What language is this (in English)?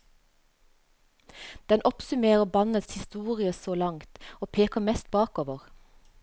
Norwegian